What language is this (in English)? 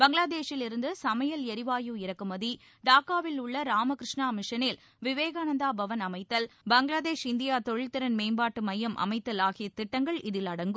Tamil